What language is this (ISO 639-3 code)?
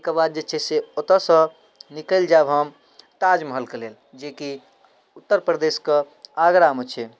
mai